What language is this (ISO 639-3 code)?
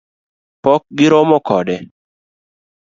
luo